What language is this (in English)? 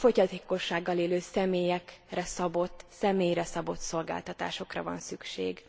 Hungarian